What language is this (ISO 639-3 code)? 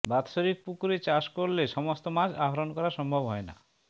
ben